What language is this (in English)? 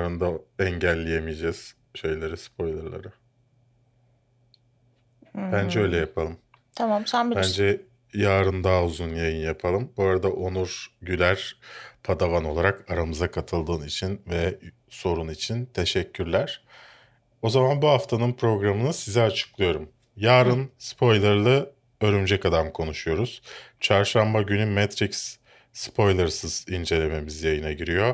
Turkish